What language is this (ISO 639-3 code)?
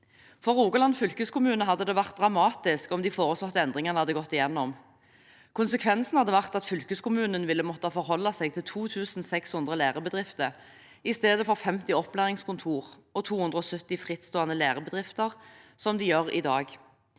nor